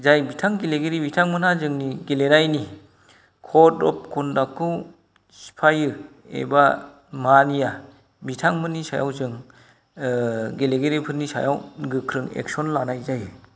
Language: Bodo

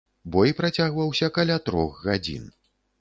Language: Belarusian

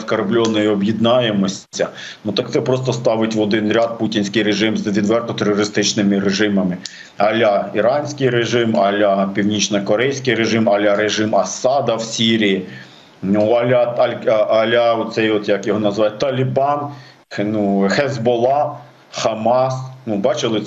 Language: Ukrainian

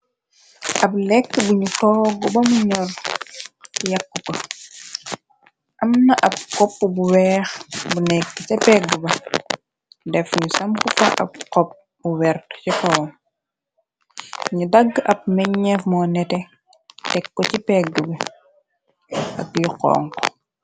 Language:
Wolof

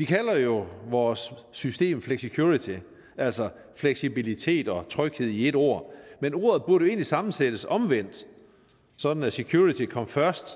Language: Danish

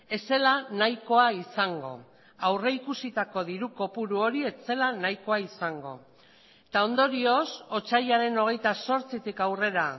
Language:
Basque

